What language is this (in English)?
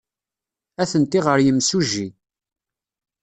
Kabyle